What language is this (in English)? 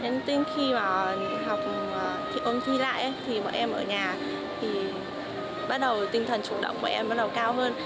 Vietnamese